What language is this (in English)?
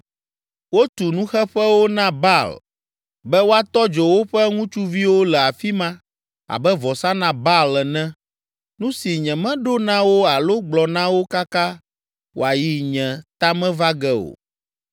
Ewe